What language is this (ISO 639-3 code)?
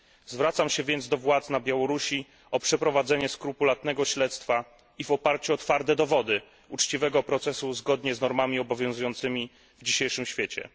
pol